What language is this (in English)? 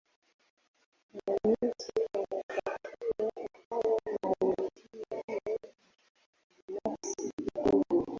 Swahili